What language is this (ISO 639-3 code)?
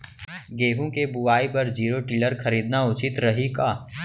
hne